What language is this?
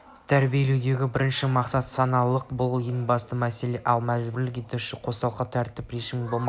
Kazakh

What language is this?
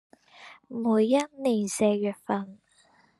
Chinese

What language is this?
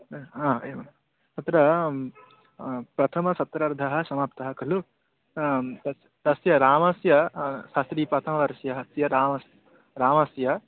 Sanskrit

